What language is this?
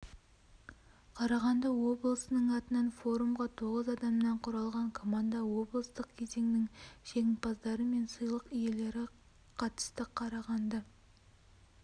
Kazakh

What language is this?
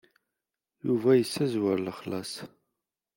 Kabyle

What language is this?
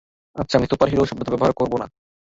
Bangla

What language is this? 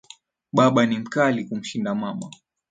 Swahili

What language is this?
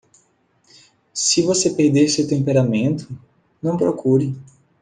Portuguese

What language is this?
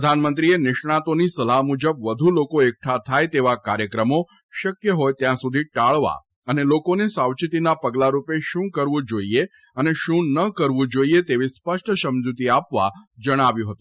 Gujarati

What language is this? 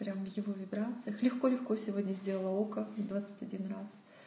Russian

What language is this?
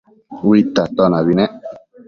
Matsés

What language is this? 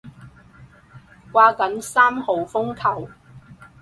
Cantonese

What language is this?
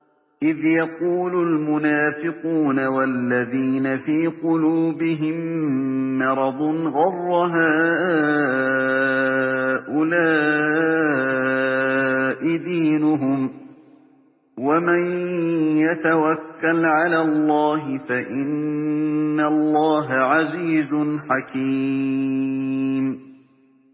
Arabic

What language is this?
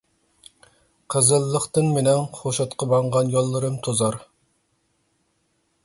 Uyghur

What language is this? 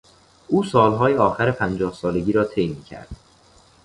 Persian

